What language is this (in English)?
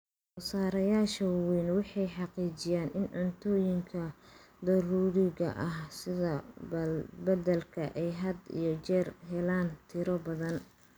Somali